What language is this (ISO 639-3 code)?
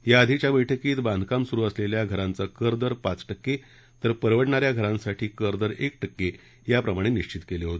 mar